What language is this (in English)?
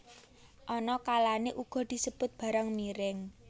Javanese